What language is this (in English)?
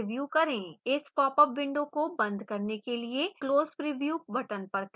Hindi